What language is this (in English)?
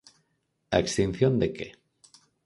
Galician